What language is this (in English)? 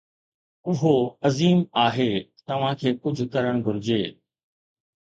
Sindhi